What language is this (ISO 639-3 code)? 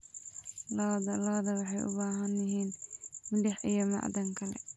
som